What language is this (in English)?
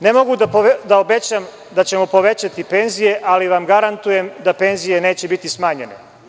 Serbian